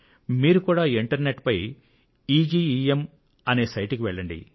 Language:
Telugu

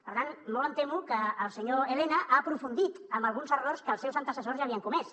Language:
Catalan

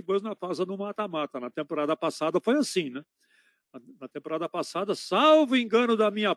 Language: Portuguese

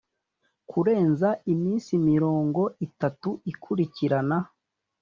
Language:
Kinyarwanda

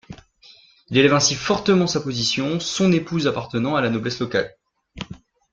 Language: French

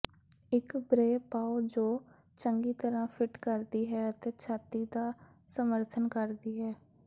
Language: Punjabi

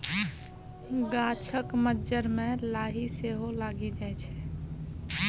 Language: Maithili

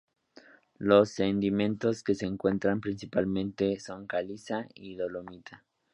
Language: Spanish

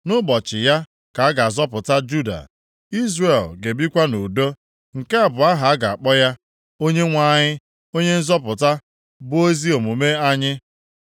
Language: Igbo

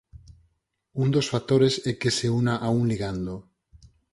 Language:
Galician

